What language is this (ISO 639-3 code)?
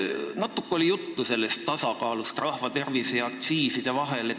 est